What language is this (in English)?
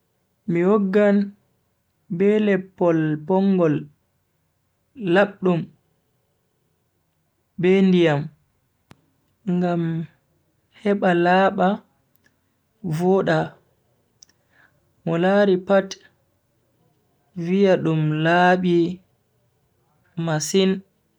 Bagirmi Fulfulde